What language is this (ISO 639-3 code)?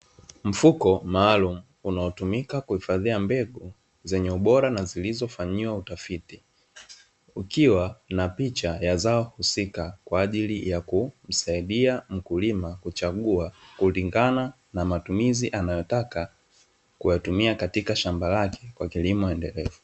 swa